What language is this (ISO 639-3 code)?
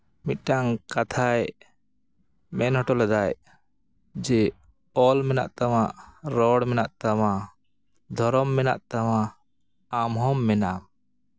sat